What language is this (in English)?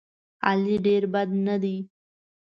Pashto